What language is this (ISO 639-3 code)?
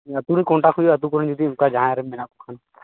sat